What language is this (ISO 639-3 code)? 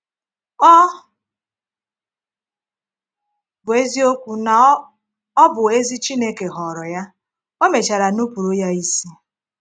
ibo